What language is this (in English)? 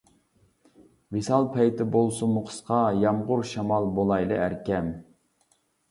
Uyghur